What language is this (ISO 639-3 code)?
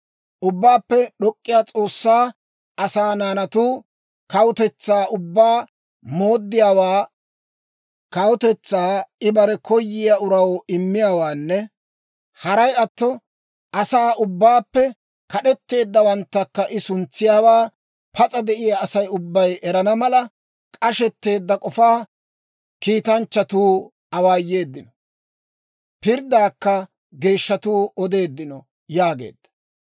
dwr